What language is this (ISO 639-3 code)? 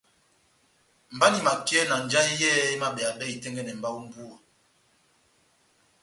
bnm